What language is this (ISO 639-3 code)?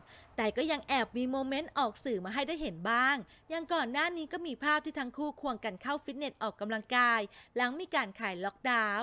tha